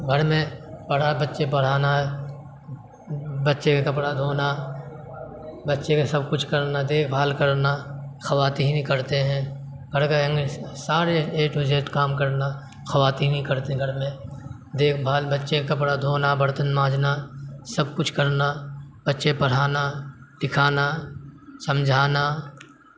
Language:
Urdu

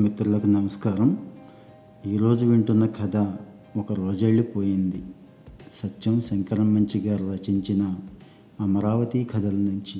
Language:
Telugu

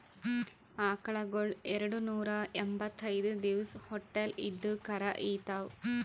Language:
Kannada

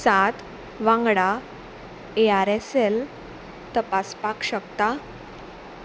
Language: Konkani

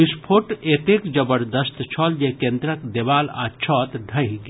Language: Maithili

